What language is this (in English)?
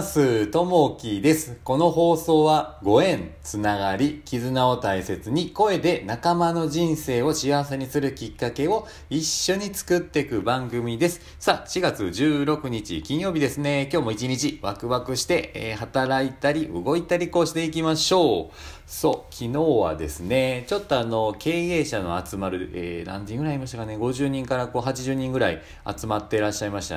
Japanese